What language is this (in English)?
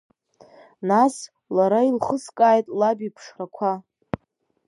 Abkhazian